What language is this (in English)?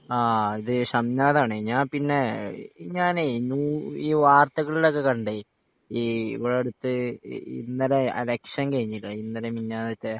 Malayalam